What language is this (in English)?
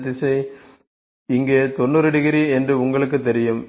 Tamil